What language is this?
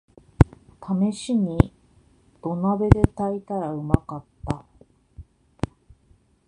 Japanese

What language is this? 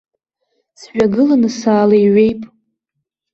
Abkhazian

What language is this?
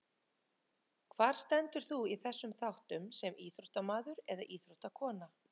Icelandic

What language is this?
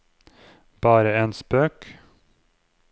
Norwegian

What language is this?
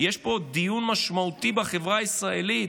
Hebrew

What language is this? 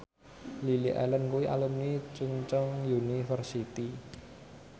Javanese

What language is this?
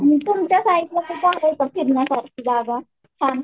Marathi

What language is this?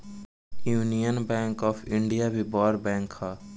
Bhojpuri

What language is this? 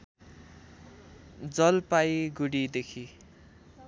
Nepali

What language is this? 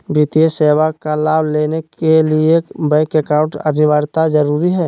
Magahi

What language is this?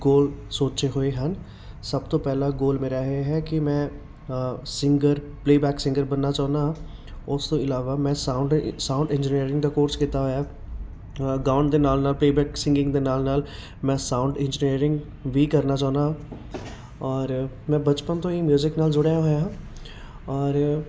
Punjabi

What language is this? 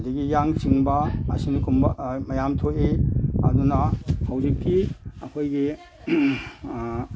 Manipuri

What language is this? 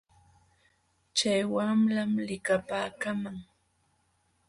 Jauja Wanca Quechua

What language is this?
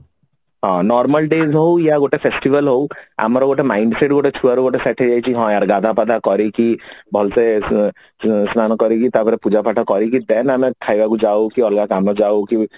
Odia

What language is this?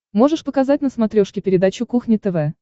Russian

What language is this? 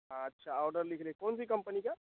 Hindi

